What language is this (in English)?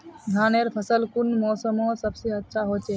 Magahi